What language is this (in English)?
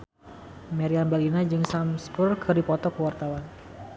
Sundanese